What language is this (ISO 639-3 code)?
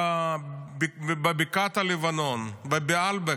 heb